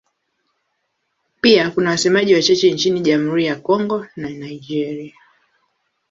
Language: Swahili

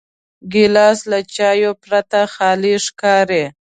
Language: Pashto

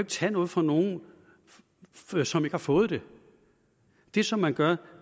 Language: Danish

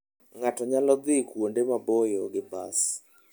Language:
Luo (Kenya and Tanzania)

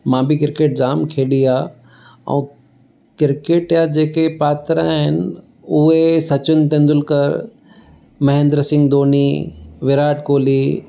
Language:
Sindhi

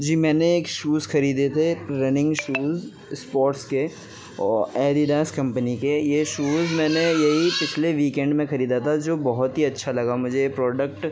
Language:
Urdu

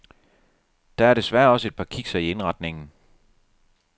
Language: Danish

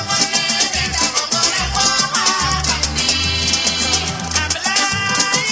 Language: Wolof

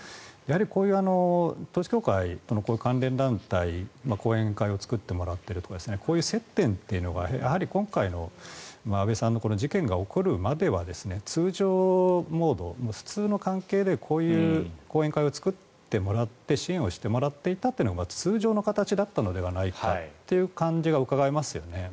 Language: Japanese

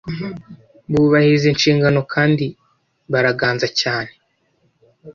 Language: Kinyarwanda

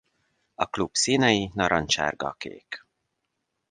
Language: Hungarian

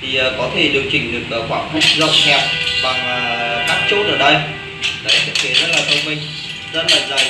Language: Vietnamese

